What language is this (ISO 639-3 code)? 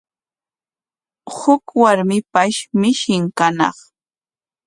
qwa